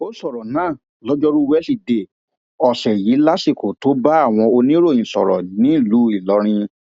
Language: Yoruba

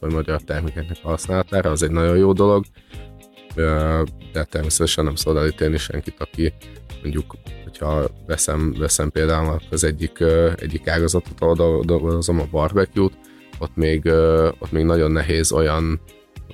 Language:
Hungarian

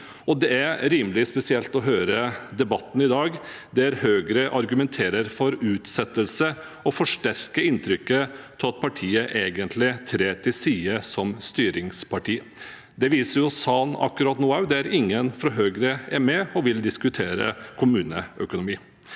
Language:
Norwegian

